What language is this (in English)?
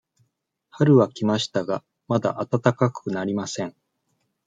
Japanese